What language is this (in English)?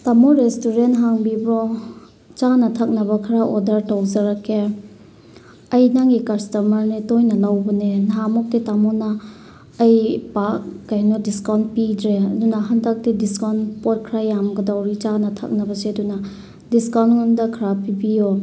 Manipuri